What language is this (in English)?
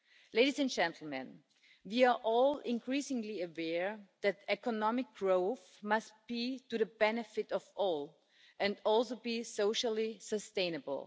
English